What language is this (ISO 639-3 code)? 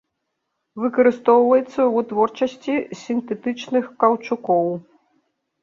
bel